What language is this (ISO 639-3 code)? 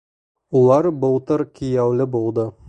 bak